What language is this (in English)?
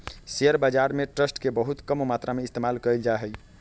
Magahi